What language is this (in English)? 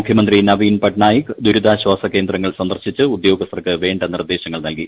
Malayalam